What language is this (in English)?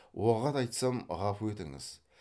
Kazakh